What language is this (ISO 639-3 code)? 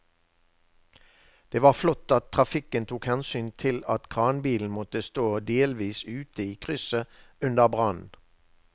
nor